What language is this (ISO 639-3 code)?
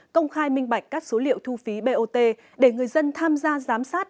vie